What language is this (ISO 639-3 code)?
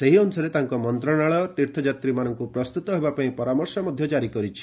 ori